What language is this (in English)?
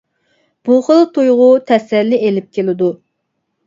Uyghur